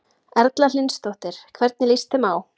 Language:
Icelandic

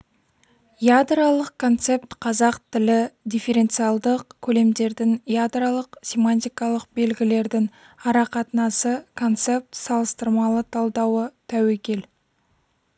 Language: Kazakh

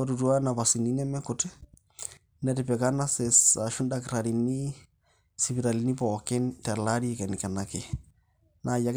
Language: Masai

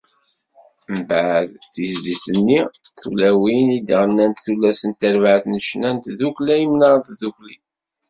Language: Kabyle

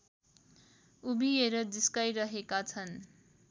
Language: Nepali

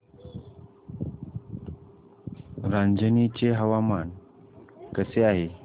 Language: Marathi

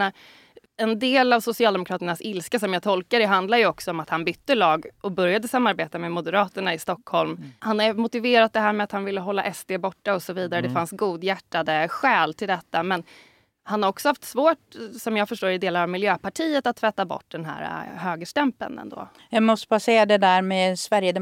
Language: Swedish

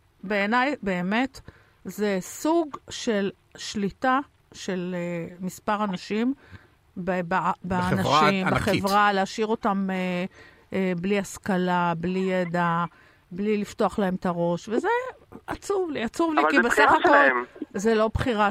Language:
Hebrew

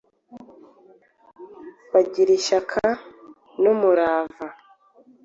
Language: Kinyarwanda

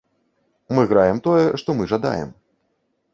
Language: Belarusian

